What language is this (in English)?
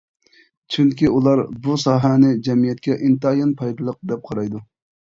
Uyghur